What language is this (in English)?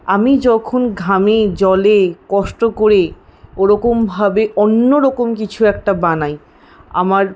Bangla